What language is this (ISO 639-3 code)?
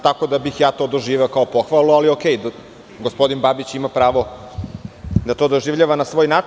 srp